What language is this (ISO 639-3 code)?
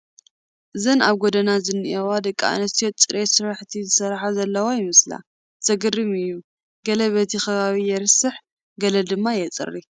tir